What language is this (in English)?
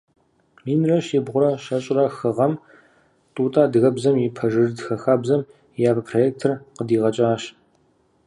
Kabardian